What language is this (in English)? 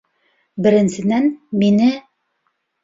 Bashkir